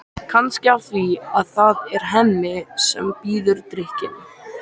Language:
Icelandic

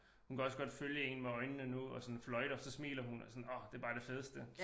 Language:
Danish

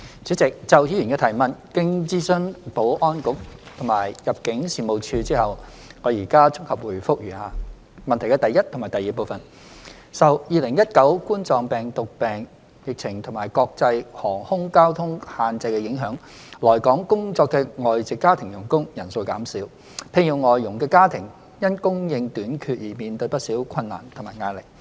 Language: Cantonese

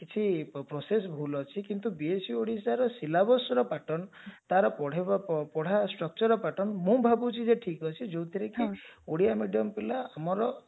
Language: Odia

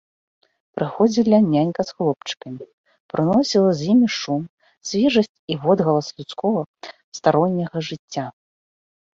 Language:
Belarusian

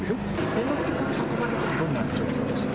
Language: Japanese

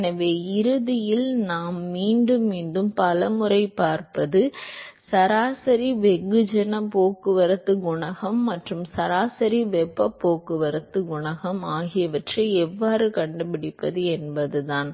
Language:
Tamil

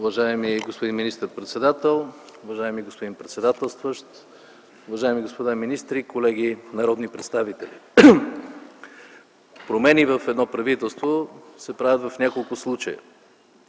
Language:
Bulgarian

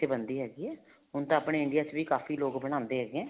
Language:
Punjabi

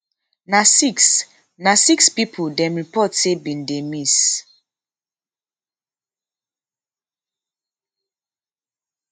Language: Nigerian Pidgin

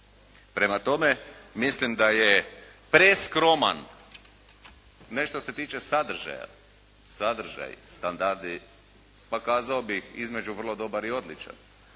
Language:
Croatian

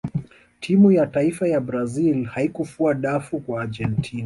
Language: Swahili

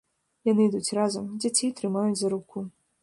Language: Belarusian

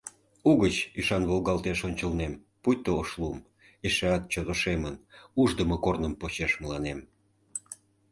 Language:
Mari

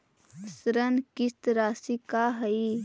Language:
Magahi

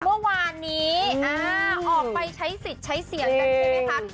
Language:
Thai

